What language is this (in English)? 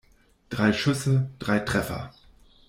German